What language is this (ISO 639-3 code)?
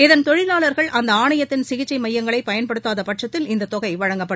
tam